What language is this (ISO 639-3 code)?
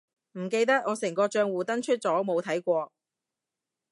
yue